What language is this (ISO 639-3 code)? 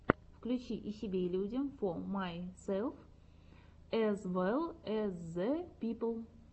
rus